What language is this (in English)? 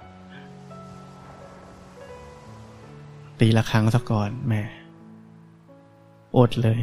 Thai